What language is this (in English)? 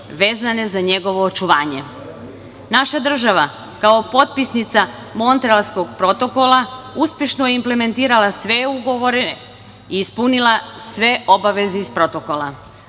Serbian